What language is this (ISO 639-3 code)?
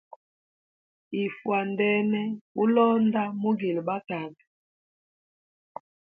hem